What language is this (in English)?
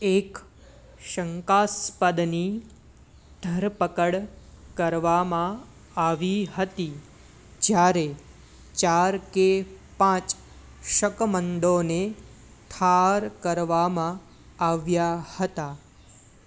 Gujarati